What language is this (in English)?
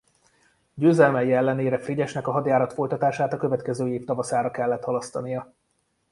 Hungarian